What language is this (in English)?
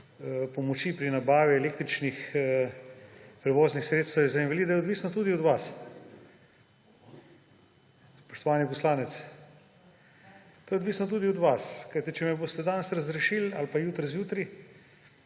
Slovenian